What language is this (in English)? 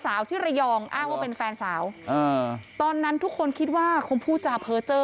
Thai